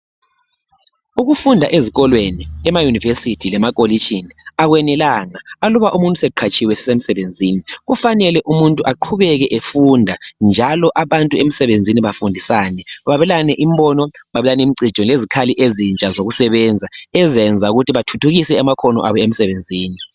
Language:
North Ndebele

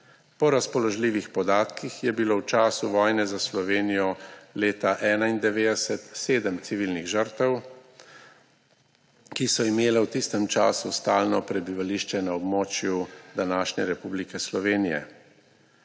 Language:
Slovenian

